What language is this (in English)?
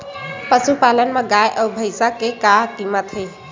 Chhattisgarhi